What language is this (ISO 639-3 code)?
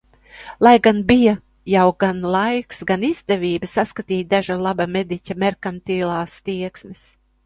lav